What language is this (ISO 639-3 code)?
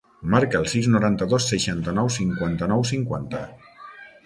cat